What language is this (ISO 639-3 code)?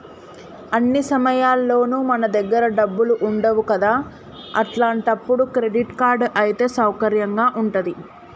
tel